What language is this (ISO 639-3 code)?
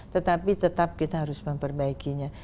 ind